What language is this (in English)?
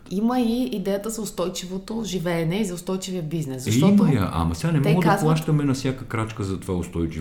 Bulgarian